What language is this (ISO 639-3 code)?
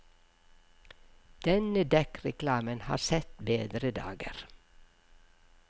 nor